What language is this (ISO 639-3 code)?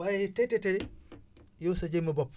wol